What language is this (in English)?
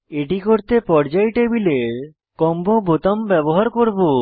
Bangla